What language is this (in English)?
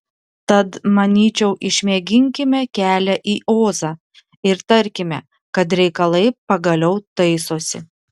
Lithuanian